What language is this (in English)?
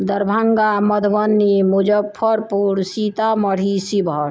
Maithili